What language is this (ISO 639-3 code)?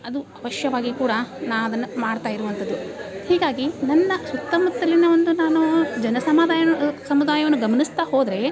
kan